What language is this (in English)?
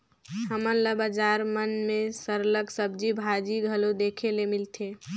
Chhattisgarhi